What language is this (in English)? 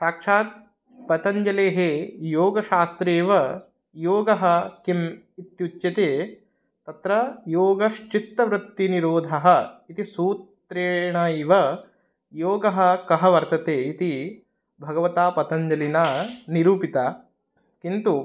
Sanskrit